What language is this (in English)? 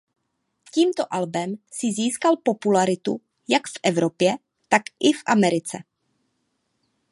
Czech